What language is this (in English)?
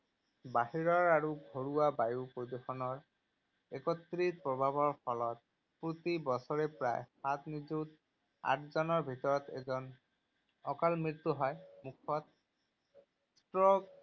Assamese